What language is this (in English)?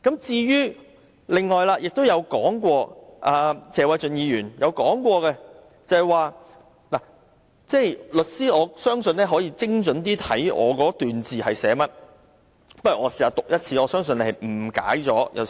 Cantonese